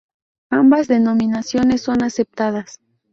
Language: Spanish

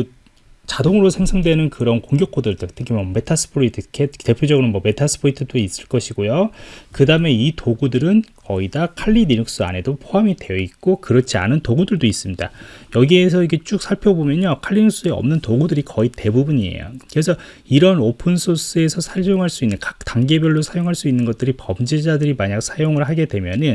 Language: Korean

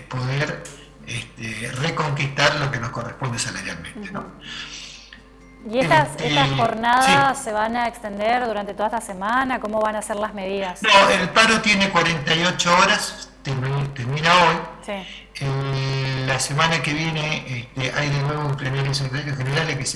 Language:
Spanish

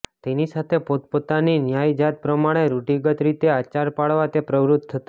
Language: Gujarati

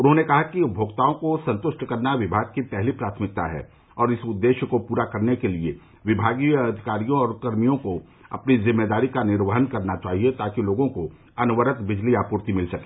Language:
Hindi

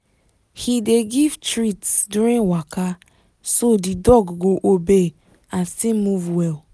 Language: Nigerian Pidgin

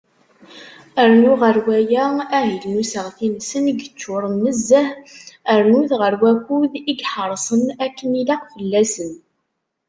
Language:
Kabyle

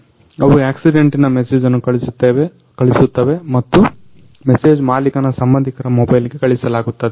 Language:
Kannada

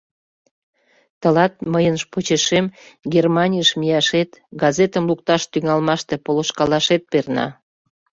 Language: Mari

